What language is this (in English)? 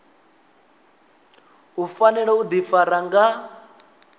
Venda